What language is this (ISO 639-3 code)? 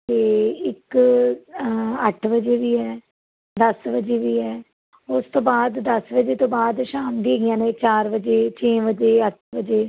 pan